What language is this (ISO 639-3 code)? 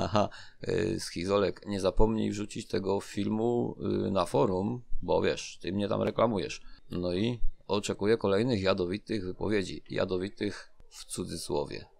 pol